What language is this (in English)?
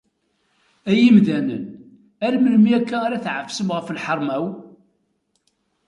Kabyle